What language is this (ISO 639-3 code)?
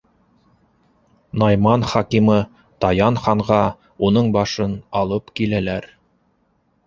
bak